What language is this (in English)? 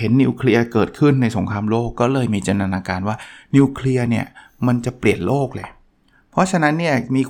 Thai